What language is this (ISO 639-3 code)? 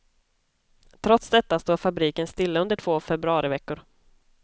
swe